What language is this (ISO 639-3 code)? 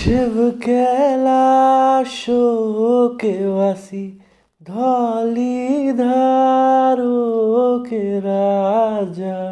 hin